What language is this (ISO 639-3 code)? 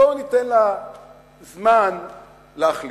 heb